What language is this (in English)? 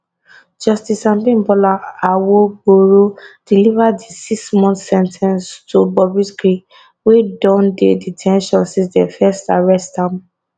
Nigerian Pidgin